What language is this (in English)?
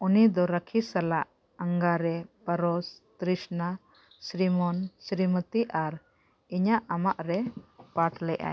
Santali